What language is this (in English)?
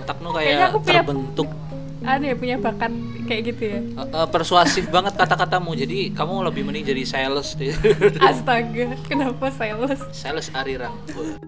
Indonesian